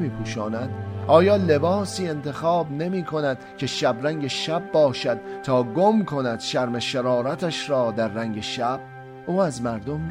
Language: Persian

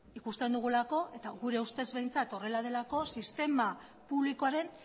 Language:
Basque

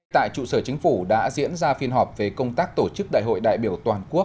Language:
Vietnamese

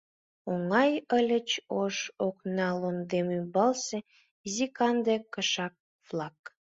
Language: Mari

